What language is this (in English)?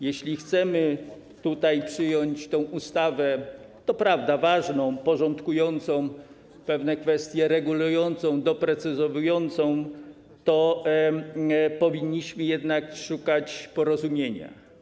Polish